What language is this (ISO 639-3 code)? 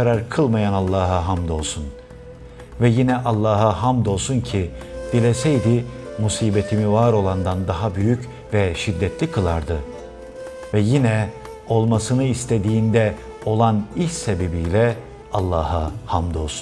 tur